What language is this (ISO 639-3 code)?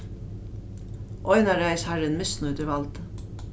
fao